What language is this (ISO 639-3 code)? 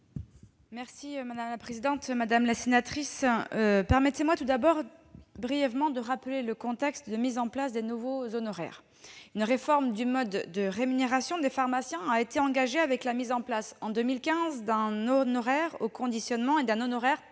fra